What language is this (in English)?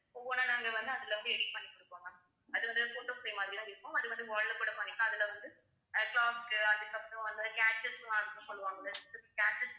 Tamil